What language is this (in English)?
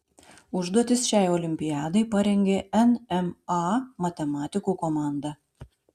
Lithuanian